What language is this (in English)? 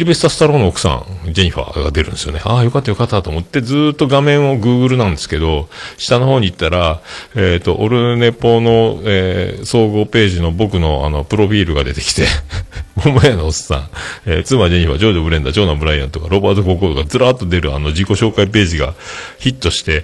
Japanese